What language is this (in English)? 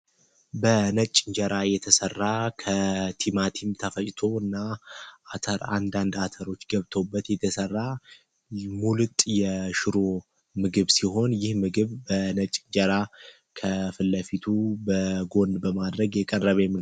Amharic